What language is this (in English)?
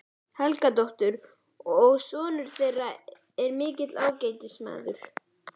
Icelandic